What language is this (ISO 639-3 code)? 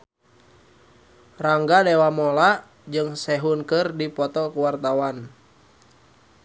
sun